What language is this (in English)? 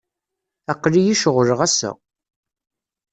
Kabyle